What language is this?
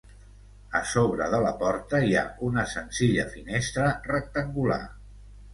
Catalan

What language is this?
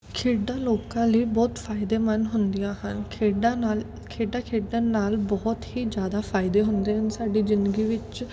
Punjabi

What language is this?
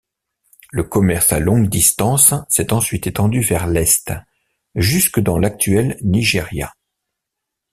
French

